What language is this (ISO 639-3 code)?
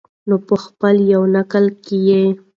pus